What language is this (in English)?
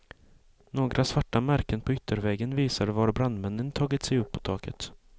Swedish